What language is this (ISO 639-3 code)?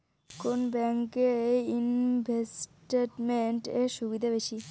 ben